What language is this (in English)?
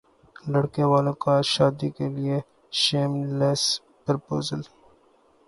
Urdu